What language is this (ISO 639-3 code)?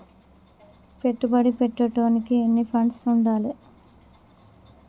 tel